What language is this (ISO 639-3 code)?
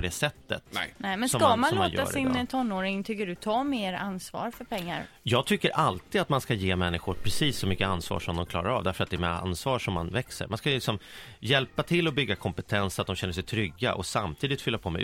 swe